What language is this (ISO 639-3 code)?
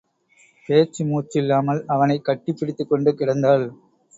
tam